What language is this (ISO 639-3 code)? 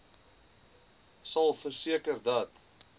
afr